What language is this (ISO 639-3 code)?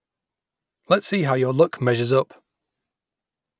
eng